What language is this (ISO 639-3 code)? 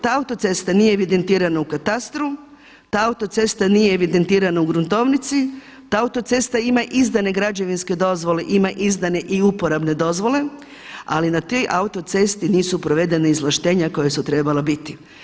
hrv